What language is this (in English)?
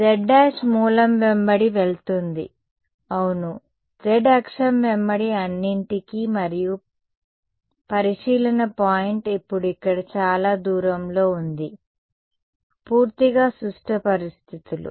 Telugu